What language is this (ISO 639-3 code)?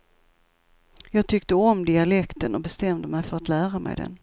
swe